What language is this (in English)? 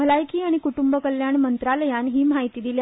Konkani